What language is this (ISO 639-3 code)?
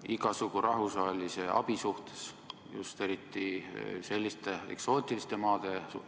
est